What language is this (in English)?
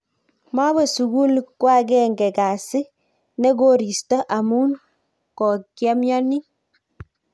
Kalenjin